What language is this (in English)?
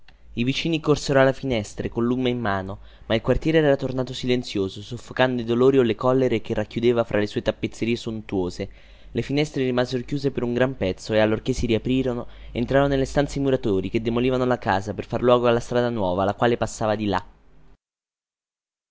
Italian